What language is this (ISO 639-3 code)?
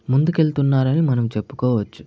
tel